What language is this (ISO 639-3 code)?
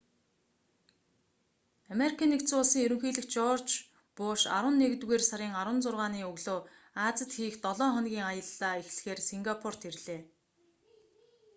mon